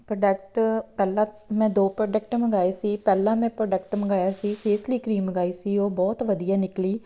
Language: Punjabi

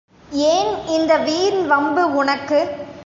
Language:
Tamil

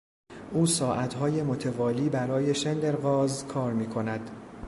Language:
Persian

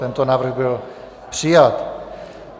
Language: Czech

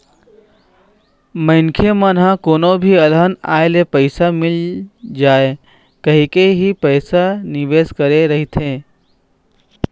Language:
Chhattisgarhi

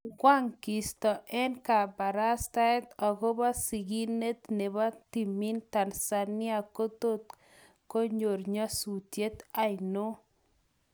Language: Kalenjin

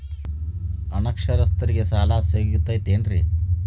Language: Kannada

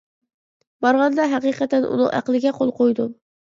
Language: Uyghur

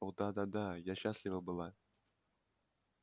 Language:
Russian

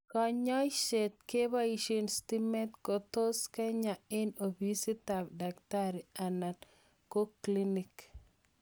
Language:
Kalenjin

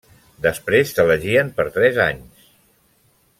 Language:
Catalan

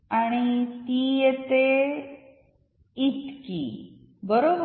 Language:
Marathi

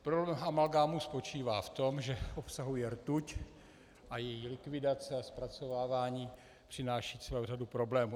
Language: Czech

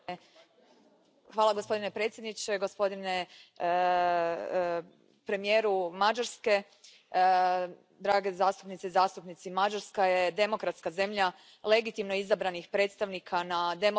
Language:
Croatian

